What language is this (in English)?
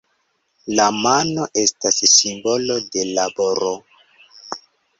Esperanto